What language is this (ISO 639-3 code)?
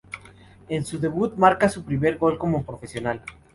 spa